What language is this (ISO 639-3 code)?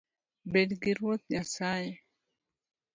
luo